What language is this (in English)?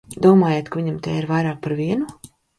Latvian